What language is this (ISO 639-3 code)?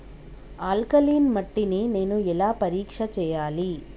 tel